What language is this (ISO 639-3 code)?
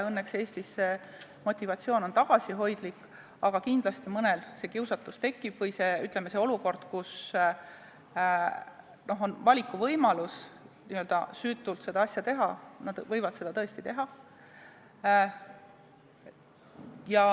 est